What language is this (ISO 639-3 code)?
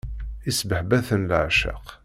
kab